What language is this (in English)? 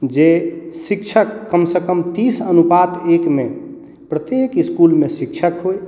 Maithili